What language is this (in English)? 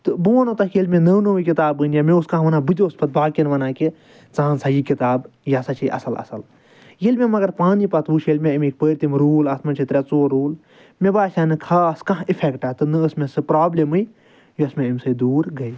Kashmiri